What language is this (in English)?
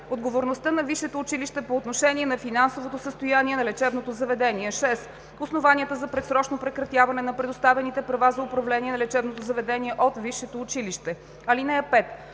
Bulgarian